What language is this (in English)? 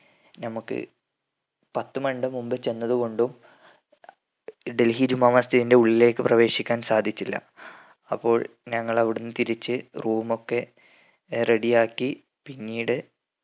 Malayalam